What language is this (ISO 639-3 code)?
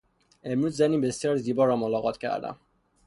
fas